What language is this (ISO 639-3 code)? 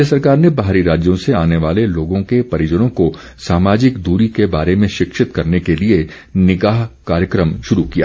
hin